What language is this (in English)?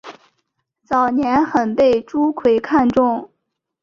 Chinese